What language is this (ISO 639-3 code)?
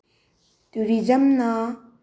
mni